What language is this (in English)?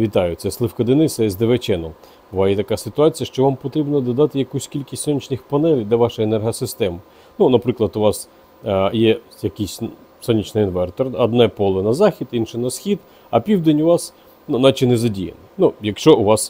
Ukrainian